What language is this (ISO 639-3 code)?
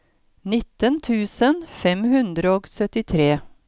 nor